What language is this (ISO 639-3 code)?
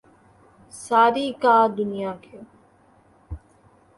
urd